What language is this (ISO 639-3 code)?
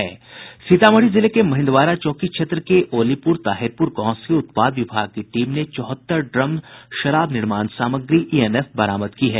hin